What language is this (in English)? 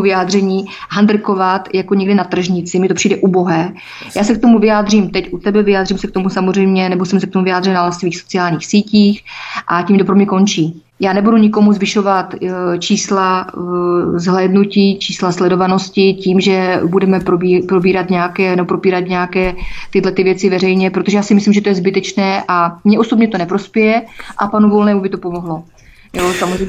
Czech